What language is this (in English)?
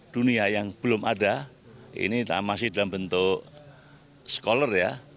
Indonesian